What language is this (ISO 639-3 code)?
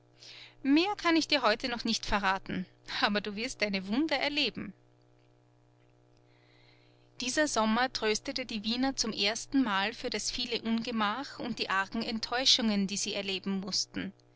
deu